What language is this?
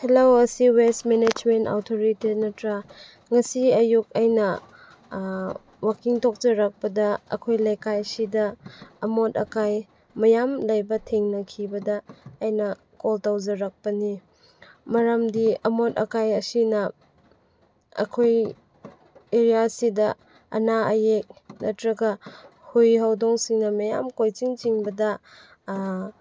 Manipuri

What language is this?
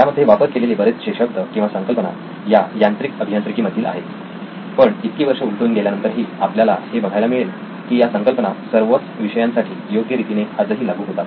Marathi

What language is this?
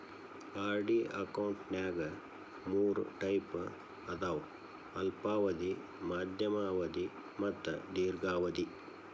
Kannada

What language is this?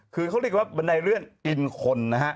Thai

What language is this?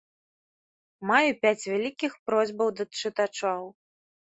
Belarusian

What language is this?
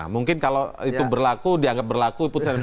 Indonesian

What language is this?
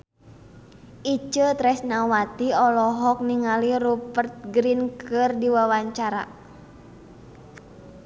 Sundanese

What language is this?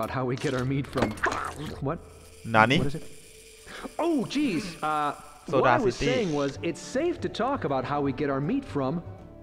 Thai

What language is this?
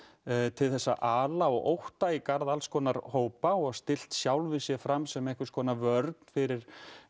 Icelandic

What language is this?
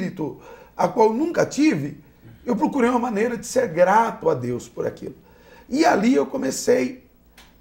Portuguese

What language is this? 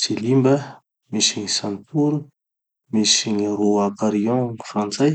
Tanosy Malagasy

